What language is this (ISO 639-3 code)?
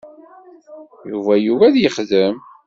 kab